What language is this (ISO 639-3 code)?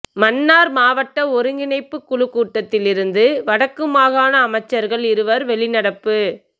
tam